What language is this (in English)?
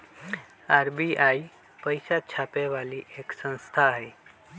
Magahi